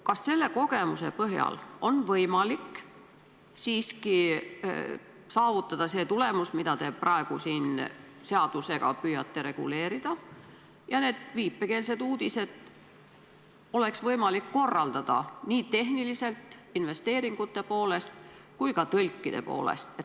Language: Estonian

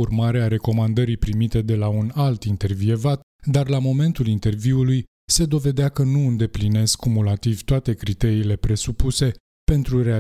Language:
Romanian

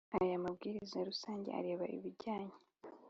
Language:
Kinyarwanda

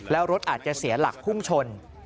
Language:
Thai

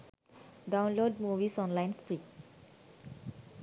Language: Sinhala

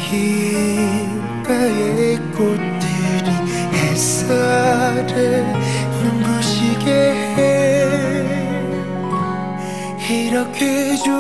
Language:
Korean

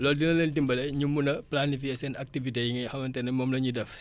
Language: Wolof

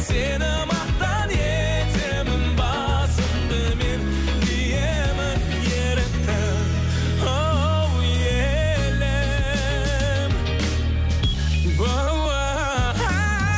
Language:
Kazakh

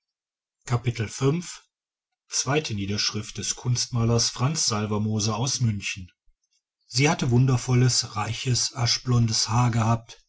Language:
German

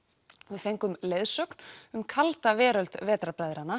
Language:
Icelandic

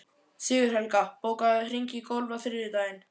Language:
Icelandic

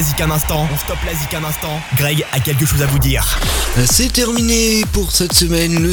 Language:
French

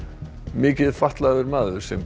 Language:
Icelandic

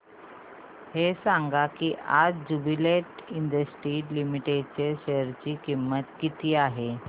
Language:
Marathi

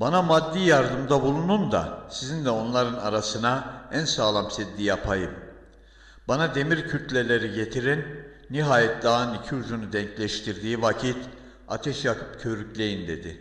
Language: Turkish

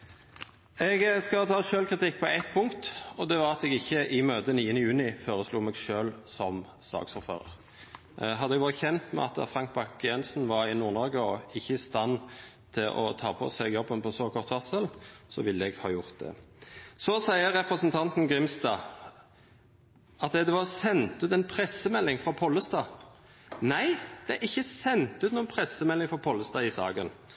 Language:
Norwegian Nynorsk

